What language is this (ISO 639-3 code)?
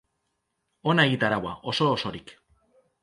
eus